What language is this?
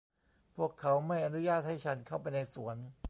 Thai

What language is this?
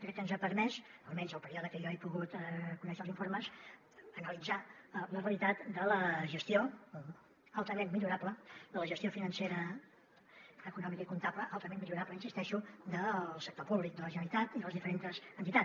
Catalan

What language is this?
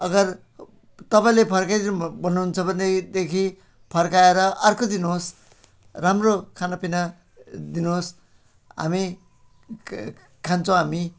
Nepali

